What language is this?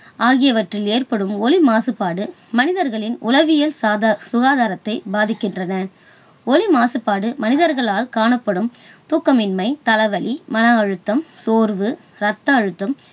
Tamil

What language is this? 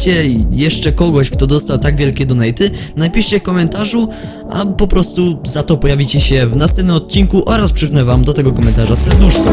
Polish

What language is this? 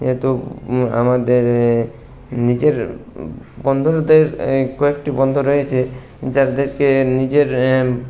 Bangla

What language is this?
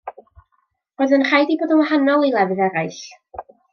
Welsh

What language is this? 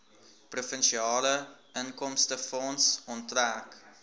Afrikaans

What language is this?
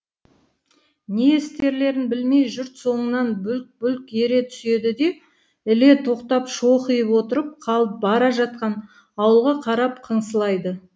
Kazakh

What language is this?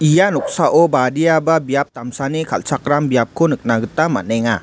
Garo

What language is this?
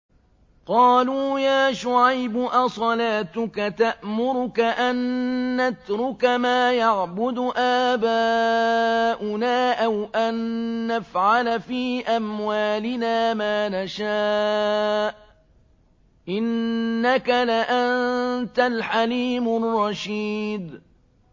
Arabic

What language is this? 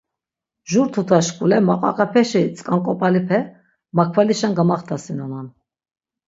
Laz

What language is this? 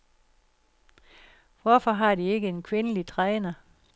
Danish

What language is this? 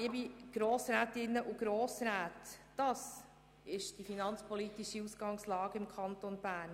Swiss German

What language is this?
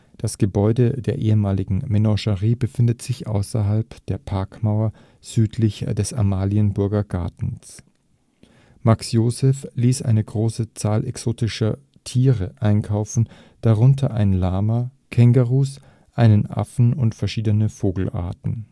German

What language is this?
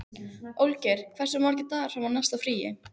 Icelandic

